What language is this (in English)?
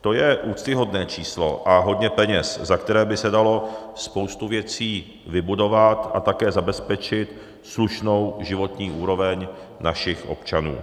Czech